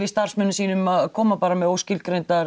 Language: Icelandic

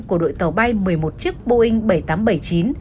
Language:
Vietnamese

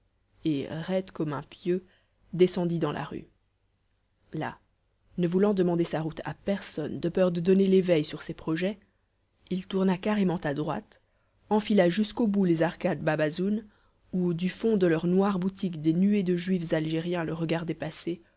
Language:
French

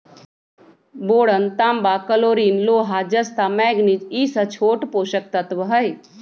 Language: Magahi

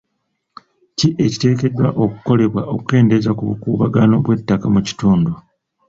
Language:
Ganda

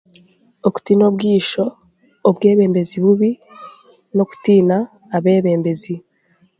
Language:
Chiga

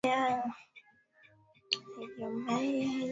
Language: Swahili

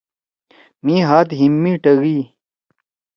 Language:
Torwali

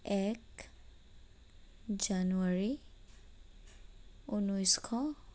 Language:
Assamese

